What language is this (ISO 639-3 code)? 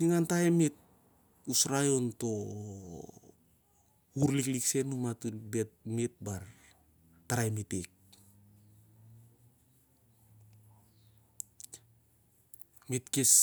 sjr